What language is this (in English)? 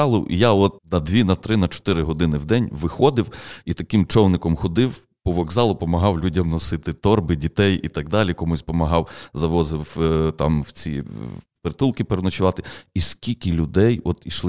Ukrainian